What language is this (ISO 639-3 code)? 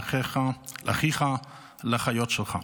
heb